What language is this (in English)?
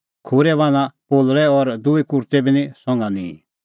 Kullu Pahari